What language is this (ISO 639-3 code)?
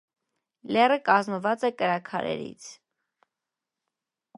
hye